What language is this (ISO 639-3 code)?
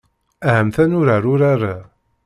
kab